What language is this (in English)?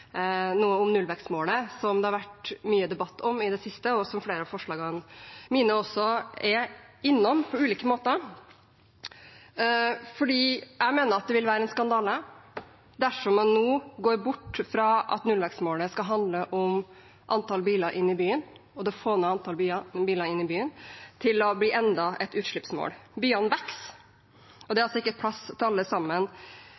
Norwegian Bokmål